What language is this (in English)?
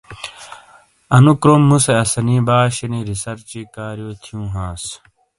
Shina